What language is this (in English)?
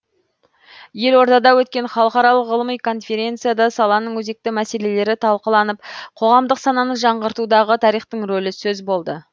Kazakh